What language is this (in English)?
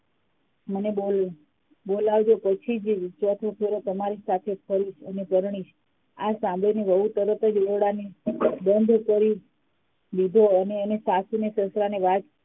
Gujarati